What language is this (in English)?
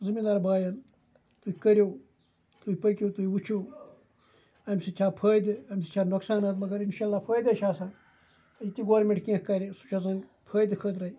Kashmiri